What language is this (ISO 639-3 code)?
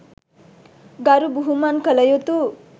sin